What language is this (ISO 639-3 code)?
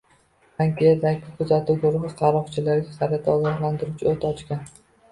uzb